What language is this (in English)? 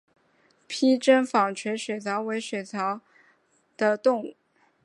Chinese